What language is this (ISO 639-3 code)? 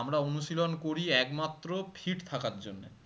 ben